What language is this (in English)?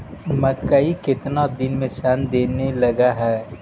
Magahi